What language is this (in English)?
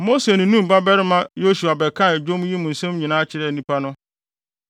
Akan